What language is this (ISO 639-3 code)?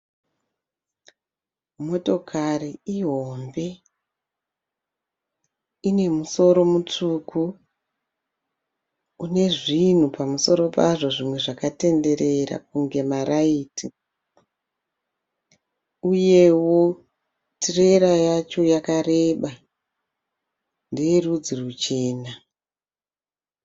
sna